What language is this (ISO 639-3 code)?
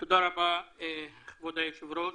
heb